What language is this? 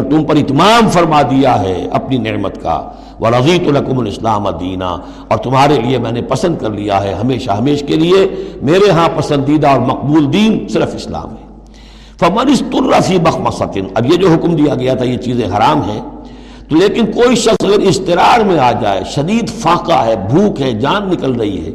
Urdu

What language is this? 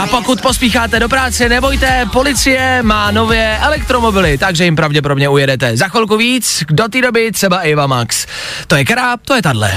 Czech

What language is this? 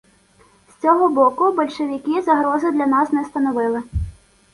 Ukrainian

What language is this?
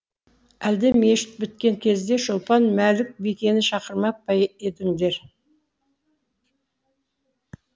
Kazakh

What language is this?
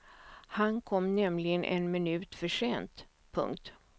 Swedish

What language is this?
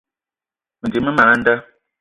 Eton (Cameroon)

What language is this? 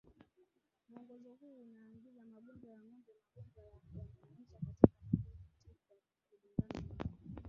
Swahili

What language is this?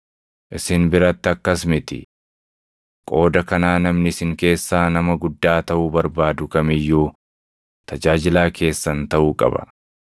Oromo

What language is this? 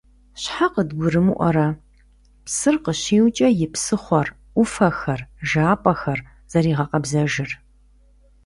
Kabardian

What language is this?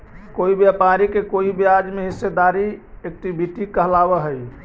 Magahi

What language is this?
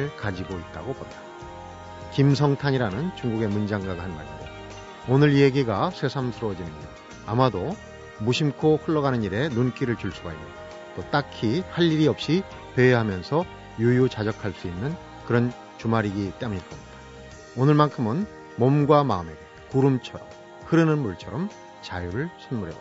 Korean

